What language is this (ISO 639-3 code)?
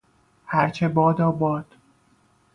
fas